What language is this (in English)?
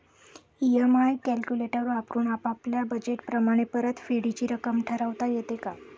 Marathi